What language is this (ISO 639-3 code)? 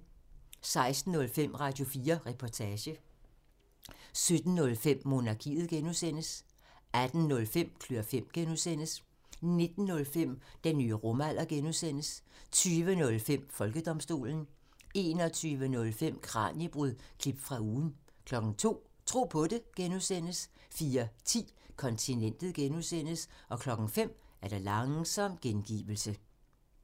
dan